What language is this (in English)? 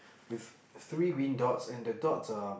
English